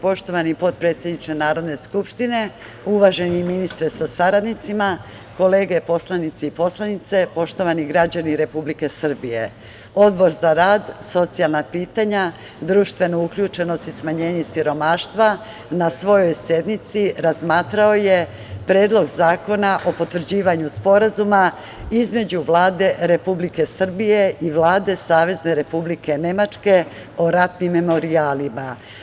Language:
Serbian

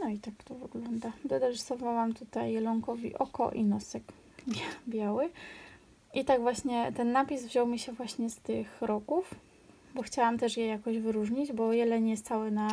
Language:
Polish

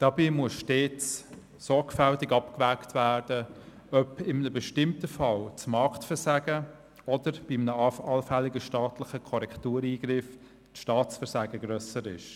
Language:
Swiss German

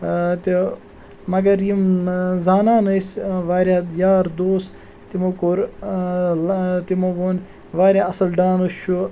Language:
Kashmiri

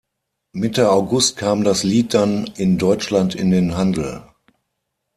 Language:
German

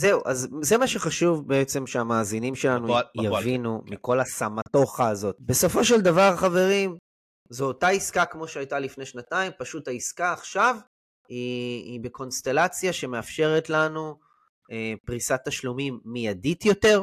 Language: Hebrew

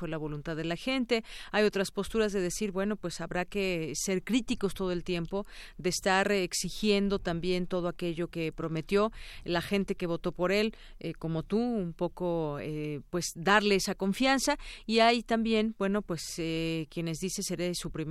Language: Spanish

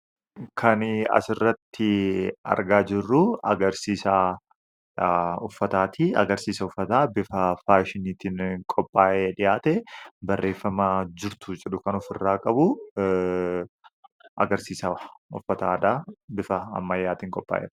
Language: Oromo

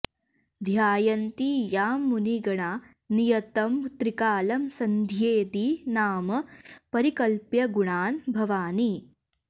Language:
Sanskrit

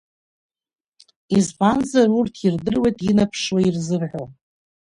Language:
Abkhazian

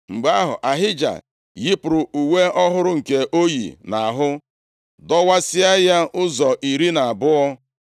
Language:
Igbo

